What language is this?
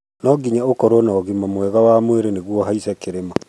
Kikuyu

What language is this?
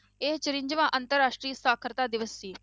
Punjabi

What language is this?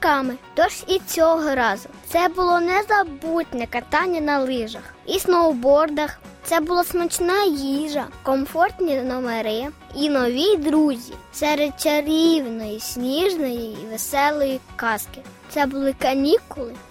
Ukrainian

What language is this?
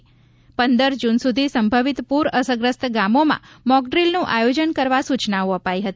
Gujarati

